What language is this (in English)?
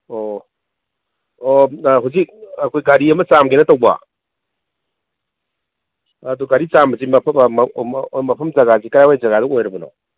Manipuri